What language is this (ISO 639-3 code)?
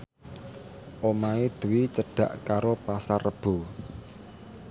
jav